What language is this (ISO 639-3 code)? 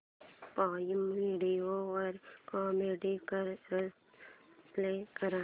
mar